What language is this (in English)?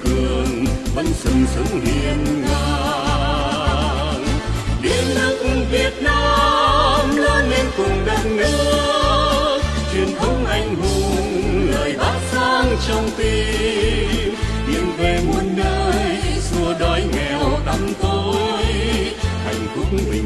Vietnamese